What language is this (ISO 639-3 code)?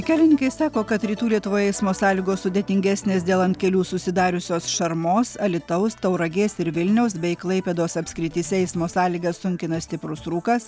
lit